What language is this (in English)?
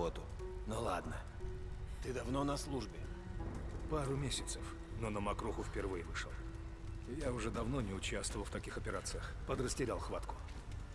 Russian